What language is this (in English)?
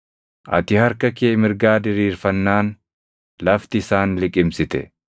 Oromo